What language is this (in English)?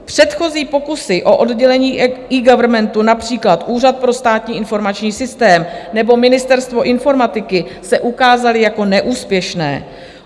Czech